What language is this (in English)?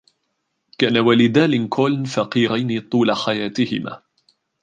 Arabic